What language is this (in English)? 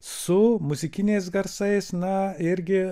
Lithuanian